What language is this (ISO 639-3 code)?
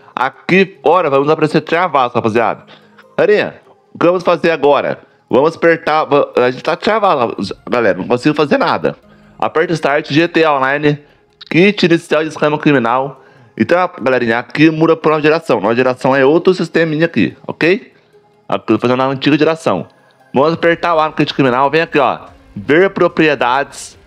por